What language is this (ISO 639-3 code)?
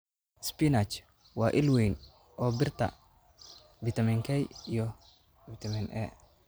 som